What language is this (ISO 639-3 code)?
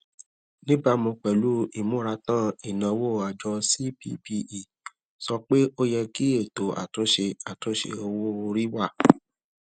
yor